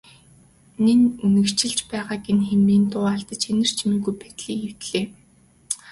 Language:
Mongolian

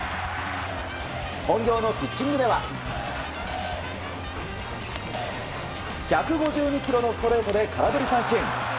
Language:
Japanese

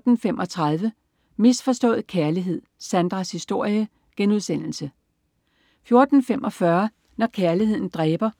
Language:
Danish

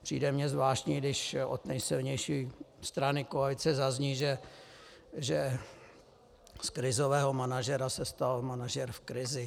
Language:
Czech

